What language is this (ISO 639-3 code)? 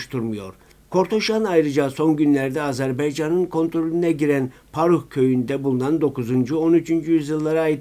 tur